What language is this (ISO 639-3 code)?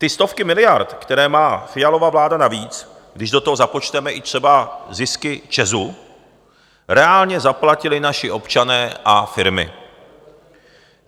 ces